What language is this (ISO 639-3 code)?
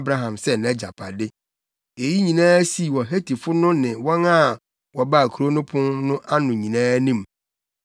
aka